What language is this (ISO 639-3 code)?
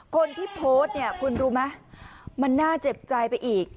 tha